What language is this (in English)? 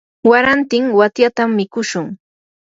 Yanahuanca Pasco Quechua